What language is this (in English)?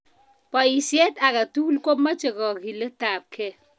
Kalenjin